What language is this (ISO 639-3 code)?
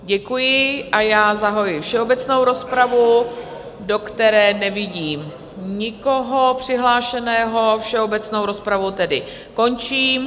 ces